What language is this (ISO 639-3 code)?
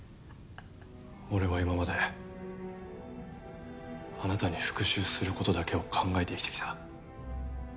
jpn